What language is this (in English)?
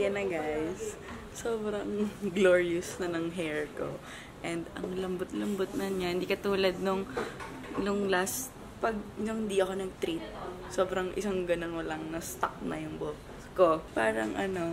Filipino